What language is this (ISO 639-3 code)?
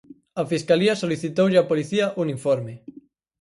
glg